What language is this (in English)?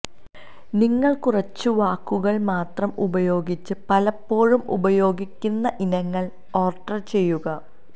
Malayalam